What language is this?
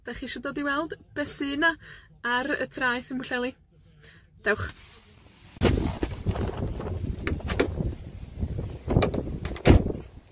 Welsh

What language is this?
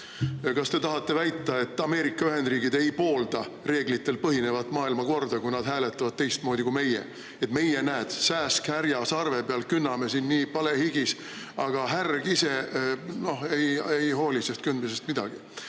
Estonian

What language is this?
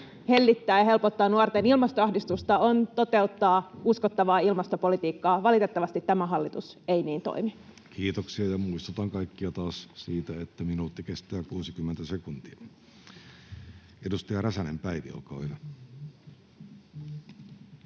Finnish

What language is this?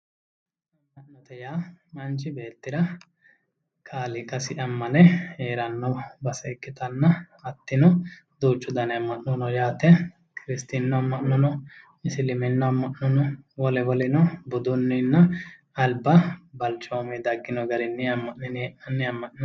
Sidamo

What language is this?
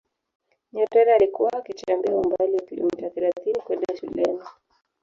Swahili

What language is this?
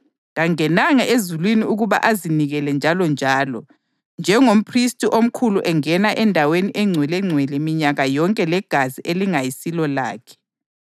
North Ndebele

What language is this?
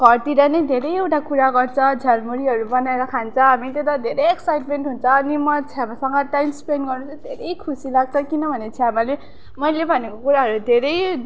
Nepali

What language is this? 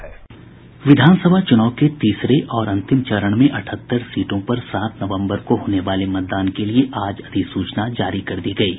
Hindi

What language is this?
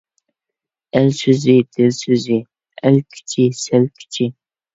Uyghur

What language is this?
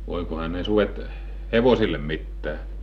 Finnish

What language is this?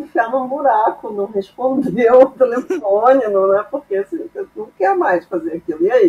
Portuguese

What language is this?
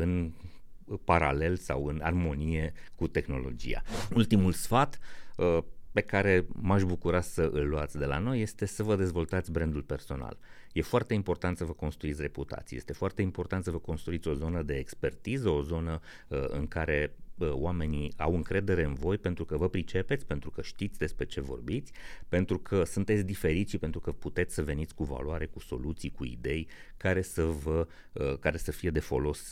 Romanian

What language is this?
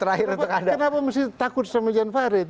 Indonesian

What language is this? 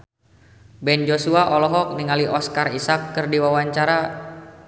Sundanese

